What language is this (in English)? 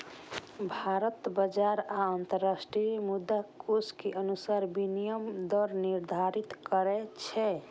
Maithili